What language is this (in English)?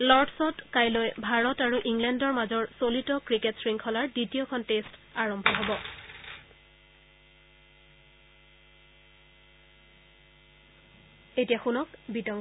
Assamese